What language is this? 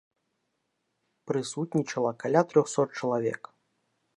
Belarusian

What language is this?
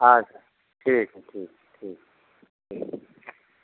Maithili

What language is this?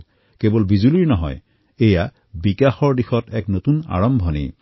Assamese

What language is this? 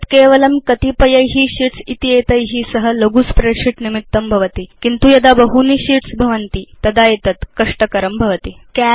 Sanskrit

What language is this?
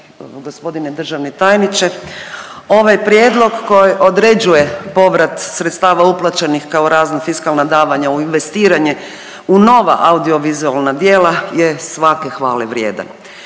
Croatian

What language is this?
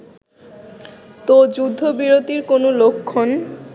Bangla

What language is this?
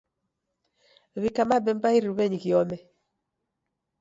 Taita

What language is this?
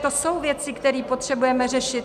Czech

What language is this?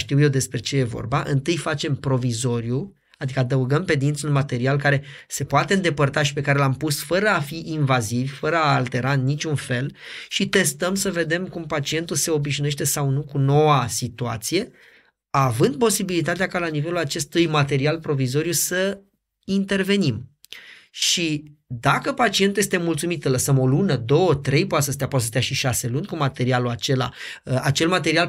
Romanian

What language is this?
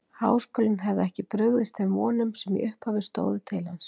Icelandic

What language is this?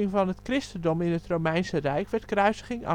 Dutch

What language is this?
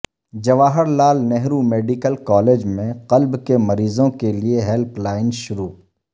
Urdu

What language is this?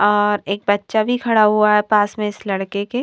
Hindi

